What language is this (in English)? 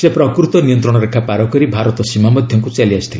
Odia